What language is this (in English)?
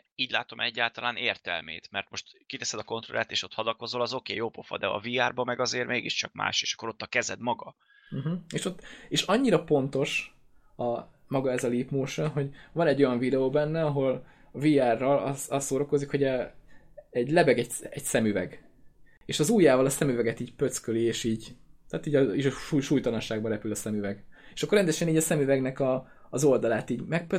Hungarian